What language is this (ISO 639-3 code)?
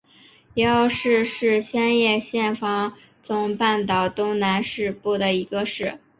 zho